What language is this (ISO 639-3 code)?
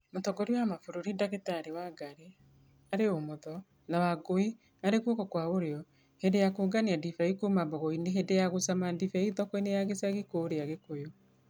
kik